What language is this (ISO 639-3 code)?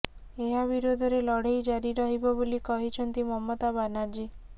ori